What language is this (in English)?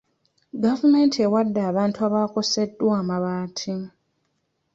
Ganda